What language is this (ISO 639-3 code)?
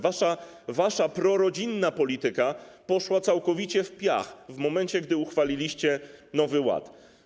pol